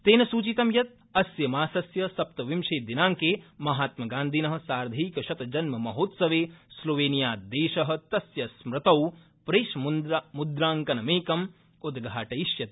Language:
Sanskrit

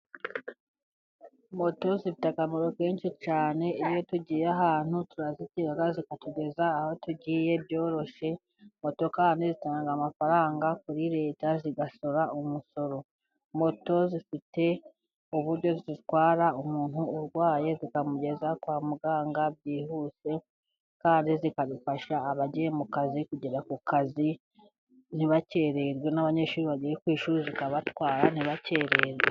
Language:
Kinyarwanda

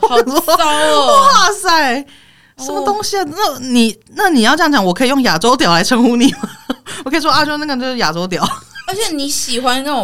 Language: Chinese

